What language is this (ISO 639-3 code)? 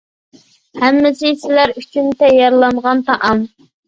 uig